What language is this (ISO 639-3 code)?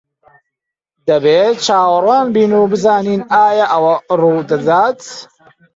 ckb